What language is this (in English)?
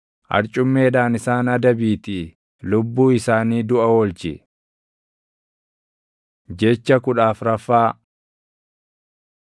Oromo